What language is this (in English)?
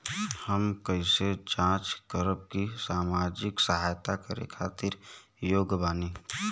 Bhojpuri